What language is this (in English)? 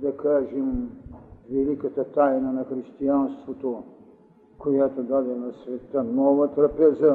Bulgarian